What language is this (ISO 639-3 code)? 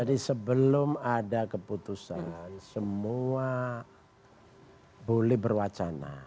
ind